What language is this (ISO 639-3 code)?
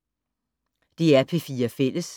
dan